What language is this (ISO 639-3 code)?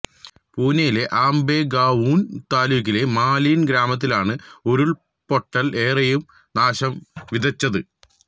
mal